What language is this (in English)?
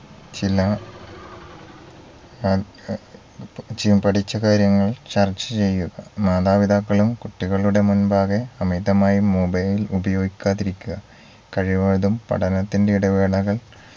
Malayalam